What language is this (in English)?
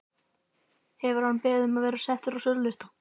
Icelandic